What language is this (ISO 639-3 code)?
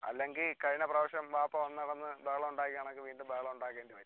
mal